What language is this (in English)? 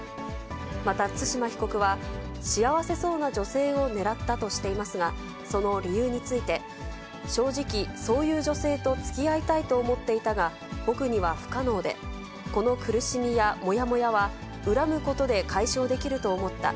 Japanese